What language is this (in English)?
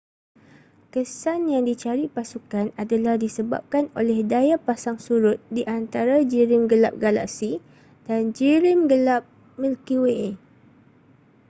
Malay